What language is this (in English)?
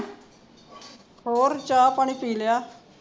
Punjabi